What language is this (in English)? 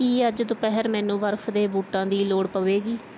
Punjabi